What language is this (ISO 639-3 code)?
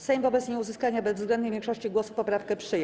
pol